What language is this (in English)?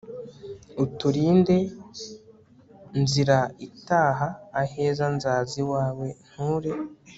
Kinyarwanda